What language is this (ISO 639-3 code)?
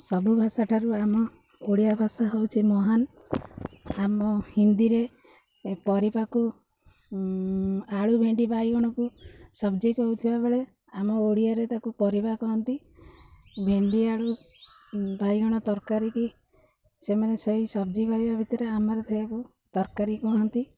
ori